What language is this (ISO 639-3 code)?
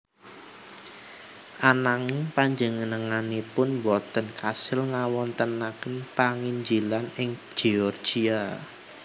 jav